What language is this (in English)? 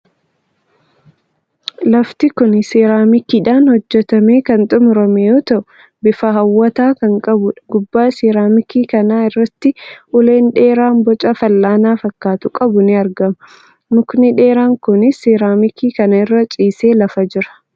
Oromo